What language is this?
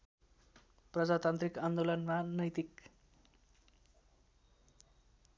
Nepali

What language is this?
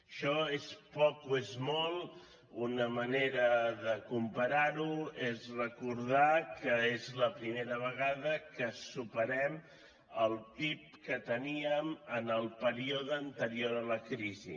Catalan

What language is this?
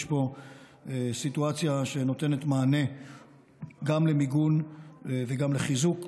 Hebrew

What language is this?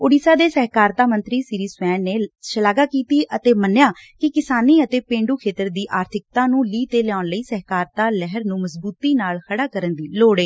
Punjabi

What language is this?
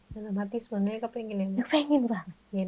Indonesian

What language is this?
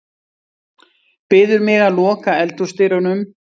Icelandic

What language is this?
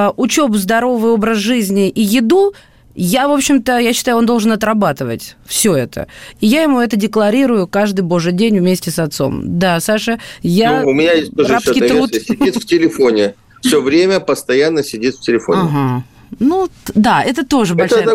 Russian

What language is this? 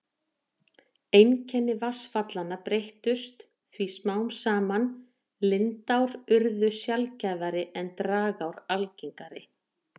Icelandic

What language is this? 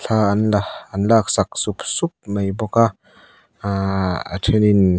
Mizo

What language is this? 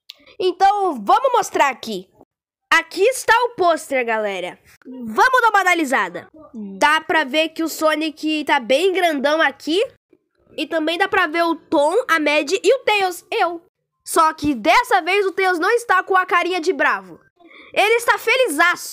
Portuguese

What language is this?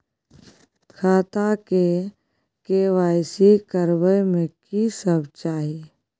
Maithili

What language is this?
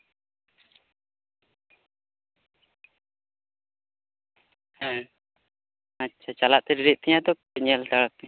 Santali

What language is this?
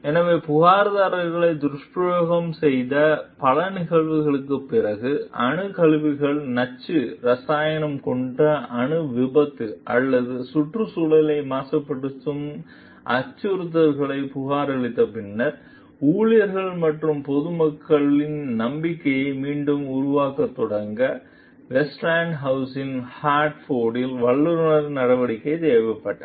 Tamil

